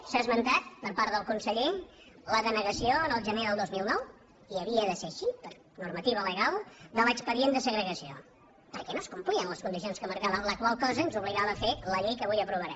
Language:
Catalan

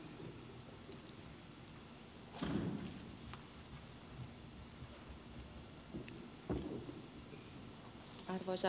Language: Finnish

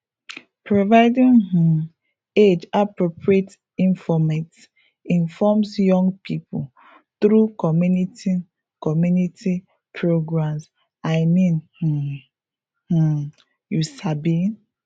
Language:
Nigerian Pidgin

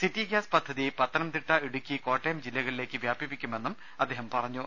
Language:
Malayalam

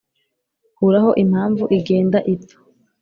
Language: Kinyarwanda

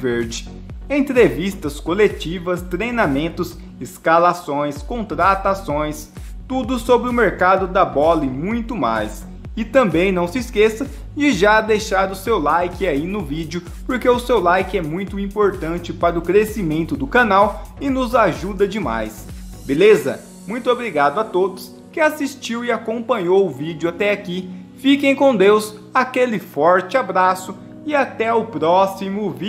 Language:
Portuguese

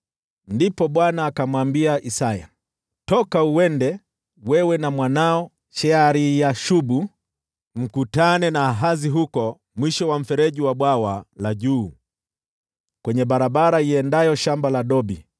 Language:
Swahili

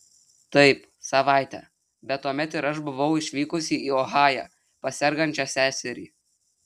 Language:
Lithuanian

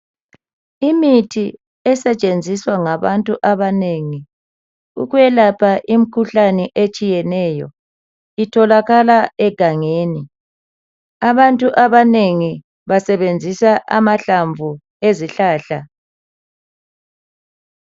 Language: North Ndebele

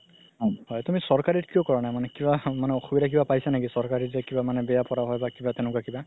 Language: Assamese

